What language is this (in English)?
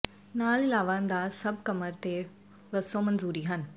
Punjabi